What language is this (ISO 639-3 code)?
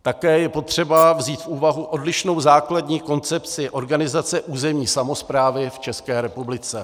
ces